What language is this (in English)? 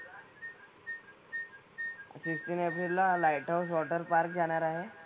Marathi